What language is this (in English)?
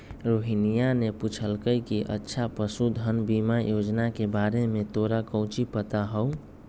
Magahi